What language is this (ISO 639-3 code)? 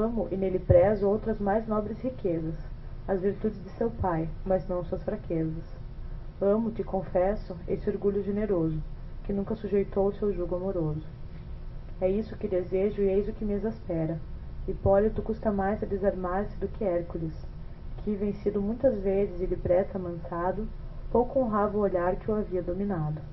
por